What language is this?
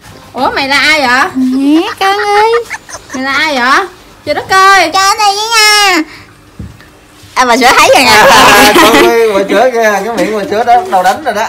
Vietnamese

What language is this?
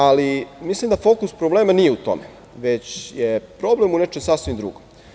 Serbian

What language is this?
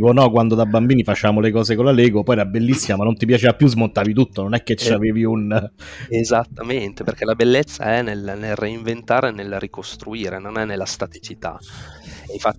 Italian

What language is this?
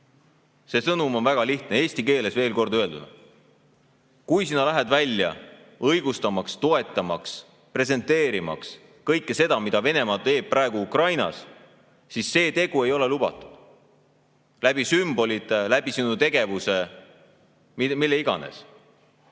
Estonian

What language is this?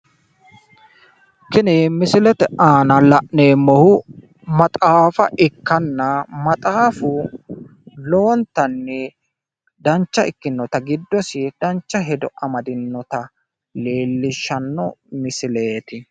Sidamo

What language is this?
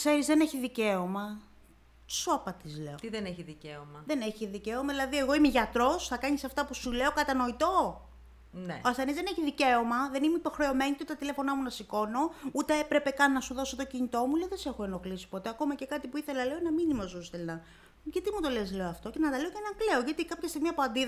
Greek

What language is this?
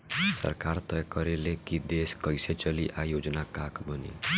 Bhojpuri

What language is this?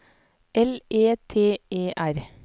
Norwegian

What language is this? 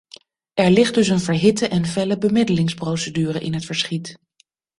Dutch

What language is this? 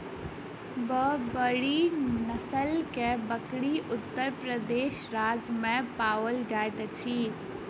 Maithili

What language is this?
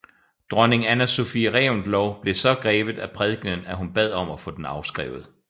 Danish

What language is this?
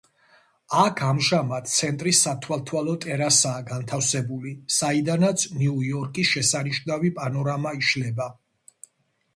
Georgian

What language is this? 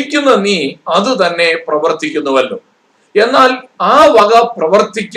Malayalam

